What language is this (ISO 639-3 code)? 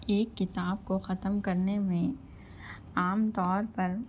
urd